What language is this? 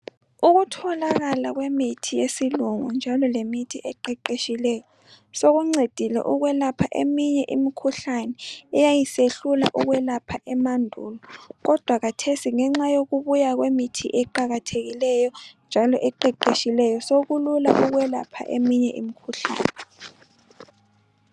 North Ndebele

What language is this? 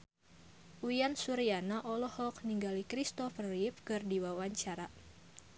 Sundanese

